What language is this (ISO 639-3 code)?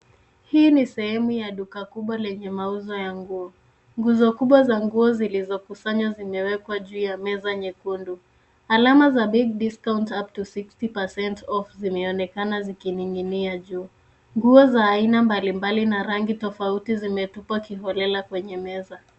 swa